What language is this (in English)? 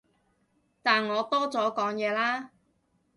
Cantonese